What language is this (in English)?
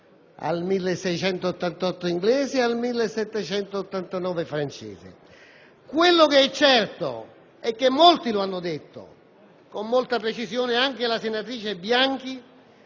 Italian